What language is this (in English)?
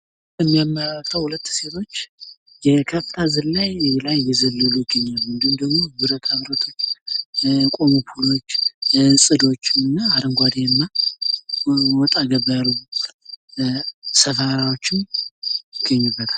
Amharic